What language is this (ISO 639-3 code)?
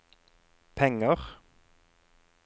nor